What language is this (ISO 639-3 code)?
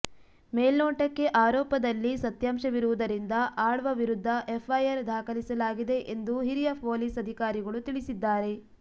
kan